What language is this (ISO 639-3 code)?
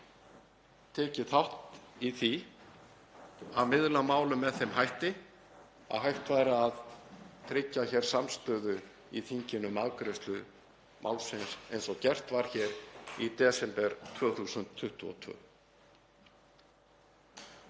isl